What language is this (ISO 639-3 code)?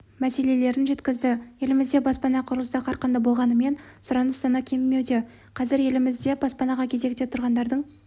kaz